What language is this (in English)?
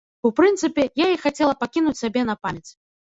Belarusian